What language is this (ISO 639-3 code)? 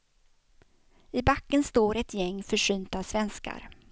swe